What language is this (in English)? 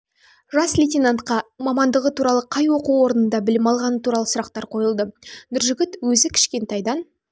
Kazakh